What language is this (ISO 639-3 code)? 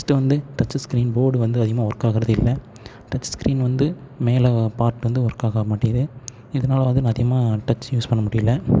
tam